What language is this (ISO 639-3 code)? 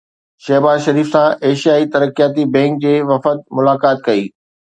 snd